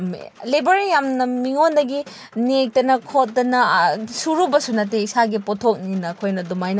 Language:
Manipuri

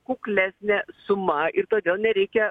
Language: Lithuanian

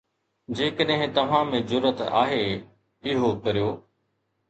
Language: Sindhi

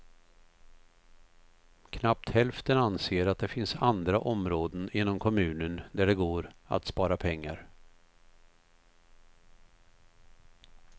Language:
Swedish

